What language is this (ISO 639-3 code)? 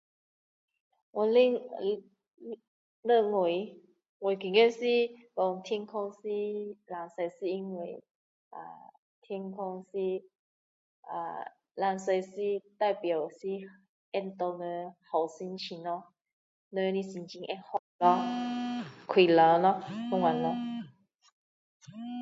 cdo